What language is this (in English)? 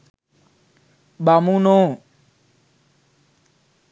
Sinhala